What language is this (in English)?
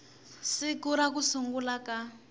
Tsonga